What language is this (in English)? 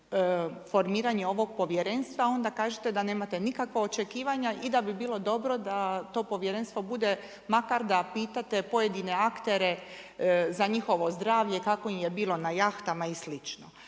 Croatian